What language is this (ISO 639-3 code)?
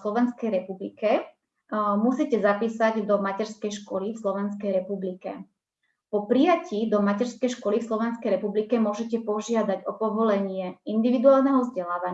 slk